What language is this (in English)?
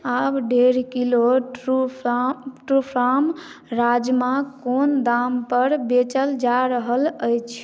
Maithili